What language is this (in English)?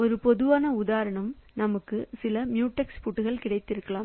Tamil